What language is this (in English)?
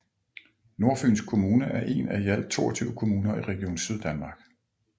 Danish